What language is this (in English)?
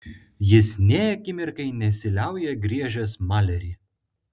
Lithuanian